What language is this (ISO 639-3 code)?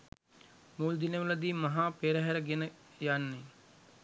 sin